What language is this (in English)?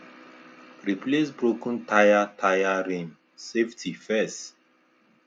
Nigerian Pidgin